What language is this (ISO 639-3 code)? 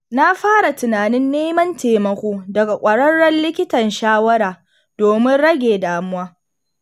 hau